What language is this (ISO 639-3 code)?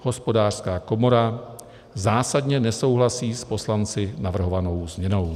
ces